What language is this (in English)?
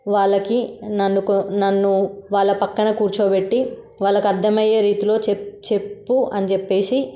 Telugu